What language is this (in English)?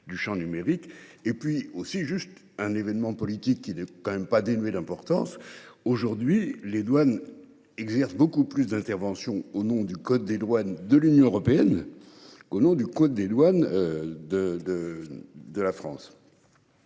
French